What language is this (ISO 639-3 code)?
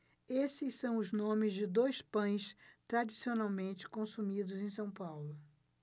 por